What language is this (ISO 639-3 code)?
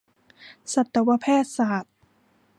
tha